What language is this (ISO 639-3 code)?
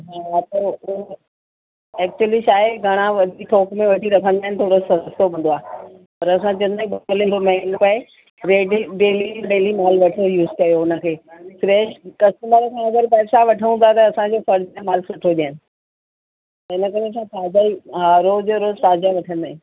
snd